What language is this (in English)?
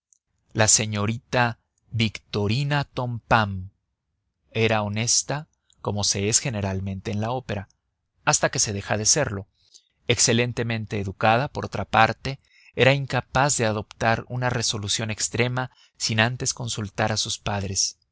Spanish